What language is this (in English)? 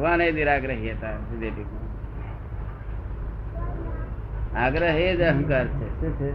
Gujarati